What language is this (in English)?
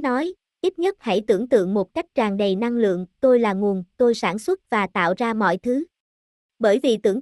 Vietnamese